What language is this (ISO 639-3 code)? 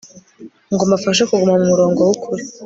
kin